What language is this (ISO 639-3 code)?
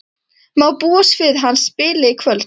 isl